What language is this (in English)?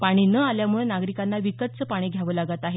Marathi